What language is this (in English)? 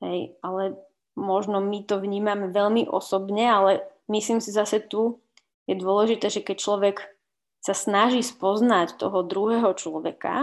Slovak